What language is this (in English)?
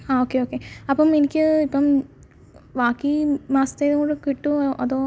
Malayalam